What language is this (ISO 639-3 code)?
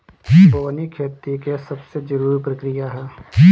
bho